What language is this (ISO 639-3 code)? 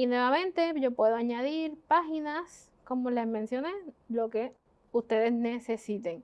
spa